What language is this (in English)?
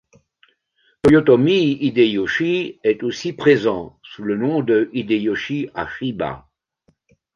French